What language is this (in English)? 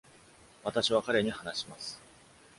Japanese